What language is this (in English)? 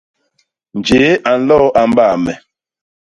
Basaa